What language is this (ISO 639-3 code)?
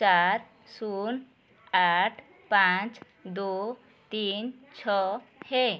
hin